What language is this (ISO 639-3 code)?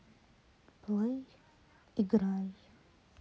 rus